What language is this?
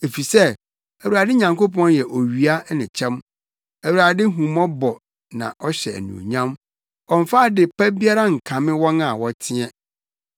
Akan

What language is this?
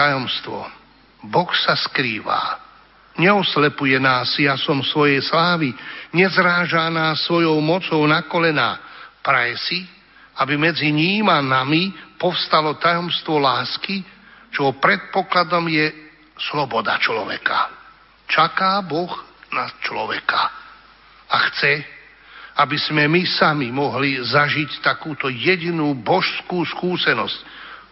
Slovak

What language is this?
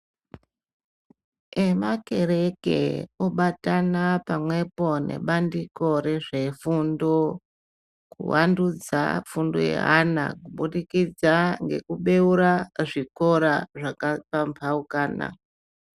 Ndau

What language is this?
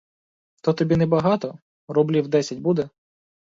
Ukrainian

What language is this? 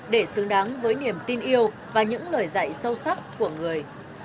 Vietnamese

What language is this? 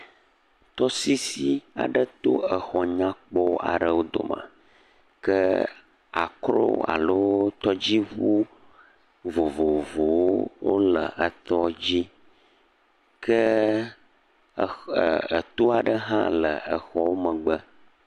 Ewe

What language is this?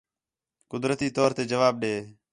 Khetrani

